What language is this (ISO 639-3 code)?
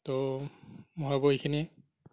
asm